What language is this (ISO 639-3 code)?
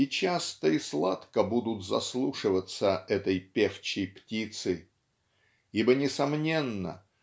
rus